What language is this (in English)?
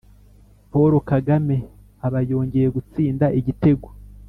Kinyarwanda